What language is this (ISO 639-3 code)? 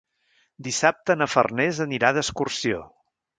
cat